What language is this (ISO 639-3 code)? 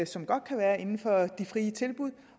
dan